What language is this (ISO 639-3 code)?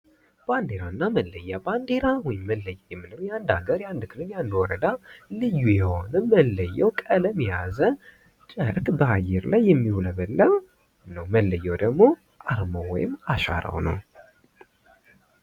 amh